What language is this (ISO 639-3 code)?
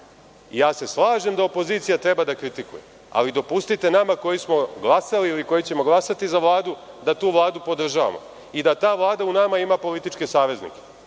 srp